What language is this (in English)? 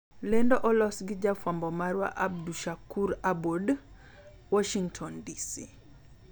Luo (Kenya and Tanzania)